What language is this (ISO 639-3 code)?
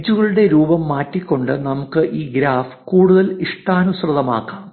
mal